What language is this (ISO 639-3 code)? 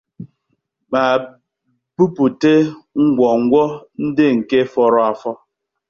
ibo